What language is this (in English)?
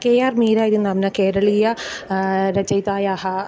Sanskrit